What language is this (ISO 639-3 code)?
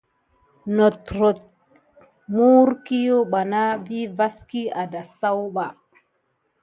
gid